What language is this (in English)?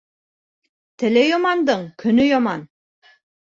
Bashkir